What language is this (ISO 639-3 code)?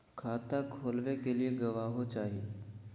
mag